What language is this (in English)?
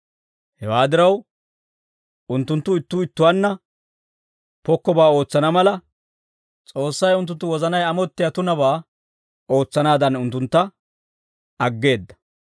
Dawro